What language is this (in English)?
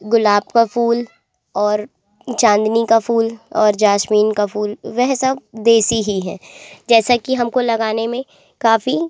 Hindi